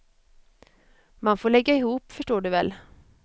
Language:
Swedish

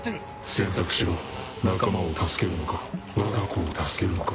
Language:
Japanese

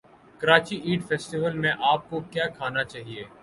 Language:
Urdu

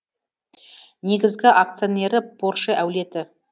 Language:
Kazakh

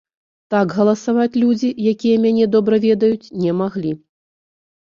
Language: Belarusian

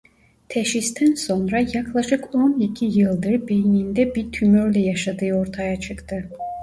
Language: Turkish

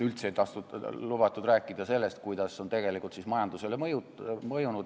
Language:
Estonian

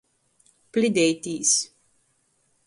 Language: Latgalian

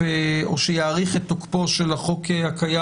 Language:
Hebrew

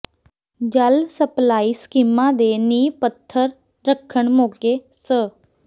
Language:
Punjabi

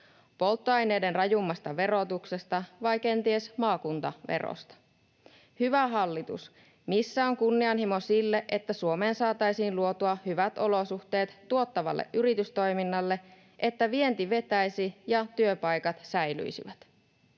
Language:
Finnish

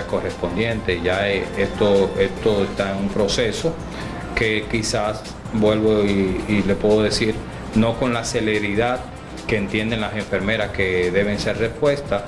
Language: Spanish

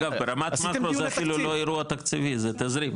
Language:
Hebrew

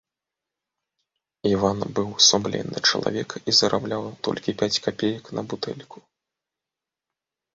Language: Belarusian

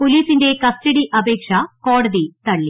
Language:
Malayalam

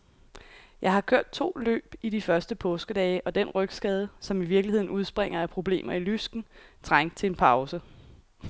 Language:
Danish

